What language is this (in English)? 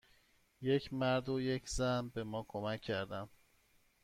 Persian